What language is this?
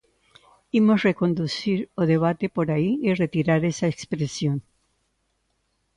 Galician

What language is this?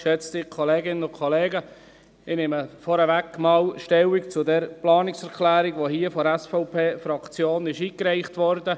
Swiss German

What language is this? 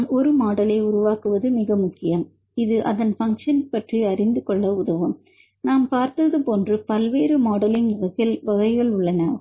Tamil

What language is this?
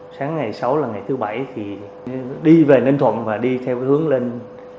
Vietnamese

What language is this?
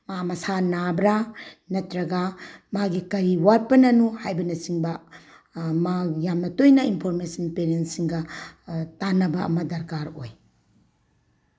Manipuri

